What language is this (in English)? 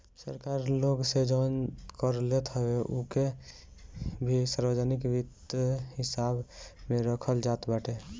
Bhojpuri